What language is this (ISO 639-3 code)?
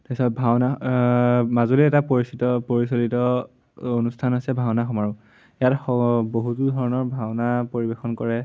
asm